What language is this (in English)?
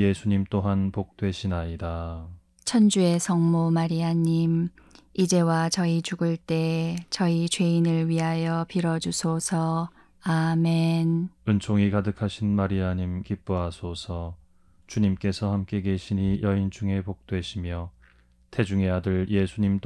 Korean